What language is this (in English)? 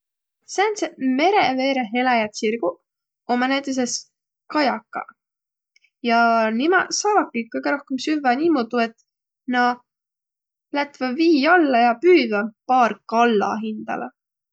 Võro